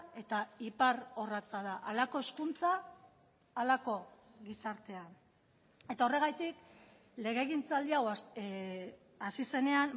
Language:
Basque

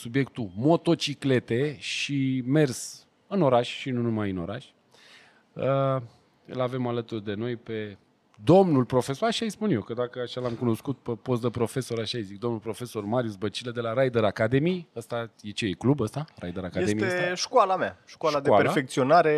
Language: Romanian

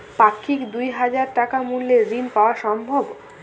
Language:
Bangla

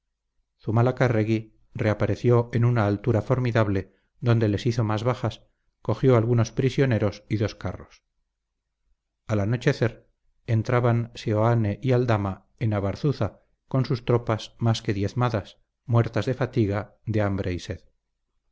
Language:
Spanish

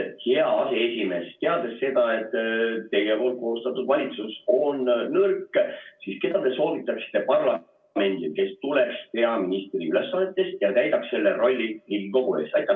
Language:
Estonian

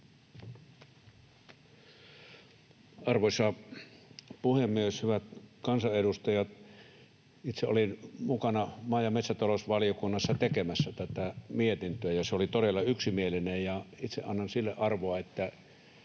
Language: Finnish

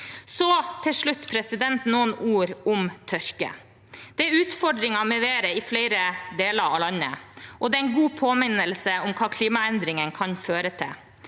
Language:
Norwegian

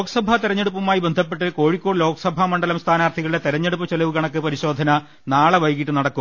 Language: Malayalam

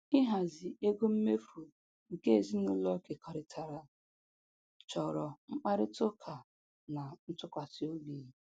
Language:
Igbo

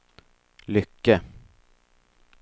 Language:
Swedish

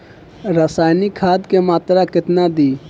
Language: Bhojpuri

